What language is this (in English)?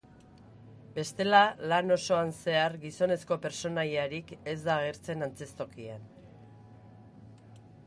Basque